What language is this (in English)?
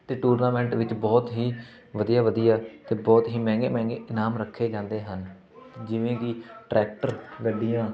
Punjabi